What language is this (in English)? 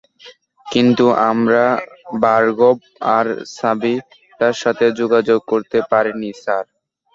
Bangla